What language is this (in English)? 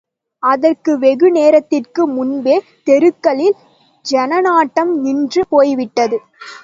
Tamil